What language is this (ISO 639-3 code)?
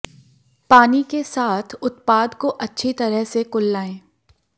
hin